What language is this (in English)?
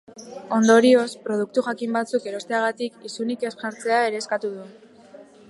Basque